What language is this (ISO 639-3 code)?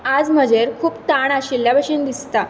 kok